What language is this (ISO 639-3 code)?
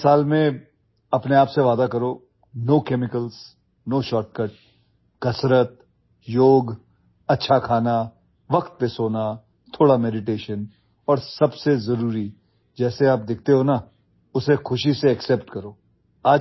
ori